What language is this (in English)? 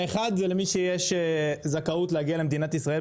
Hebrew